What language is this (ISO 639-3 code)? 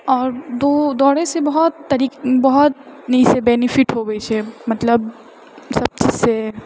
mai